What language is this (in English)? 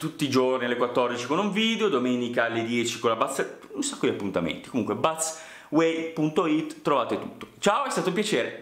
Italian